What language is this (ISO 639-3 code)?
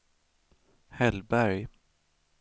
swe